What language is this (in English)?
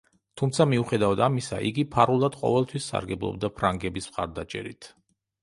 Georgian